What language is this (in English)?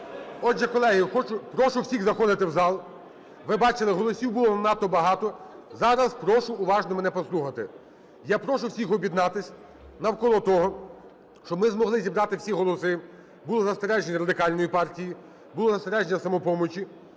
Ukrainian